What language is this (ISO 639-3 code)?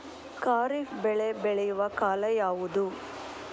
kan